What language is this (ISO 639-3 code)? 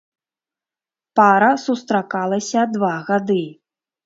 bel